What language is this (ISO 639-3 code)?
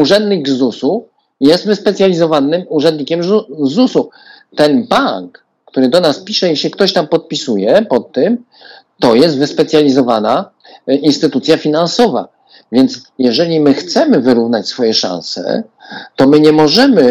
pol